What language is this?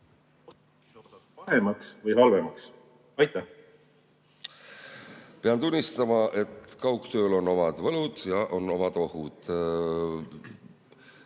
Estonian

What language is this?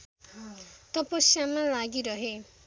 Nepali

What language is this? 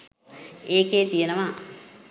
Sinhala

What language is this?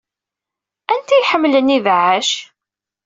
Kabyle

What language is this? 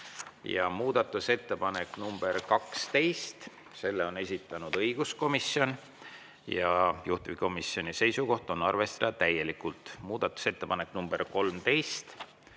Estonian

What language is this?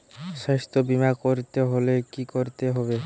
Bangla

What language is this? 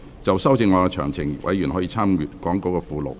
Cantonese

